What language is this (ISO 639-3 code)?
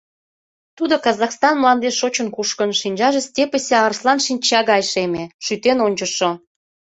chm